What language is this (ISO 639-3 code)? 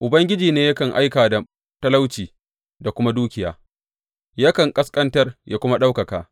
hau